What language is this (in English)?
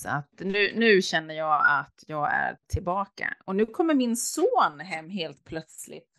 Swedish